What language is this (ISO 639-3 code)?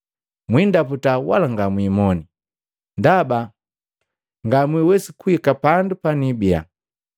mgv